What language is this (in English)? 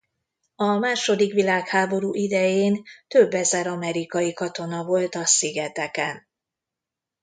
Hungarian